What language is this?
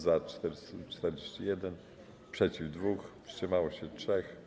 Polish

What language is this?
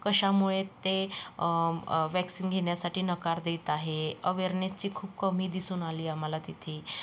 Marathi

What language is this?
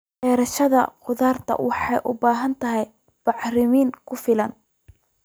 Somali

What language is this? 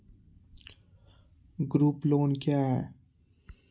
Maithili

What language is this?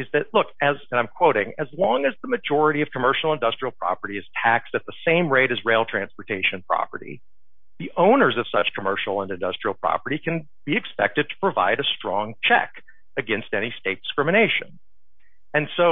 English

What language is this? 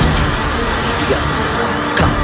Indonesian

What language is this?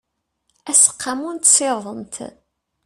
Kabyle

